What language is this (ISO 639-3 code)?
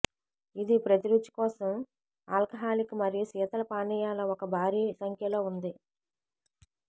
tel